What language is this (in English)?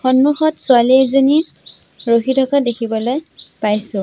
Assamese